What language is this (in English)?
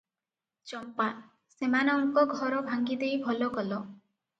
Odia